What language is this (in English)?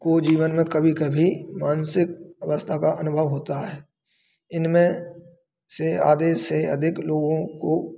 Hindi